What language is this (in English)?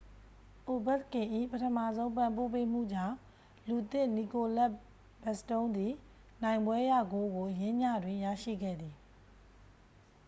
Burmese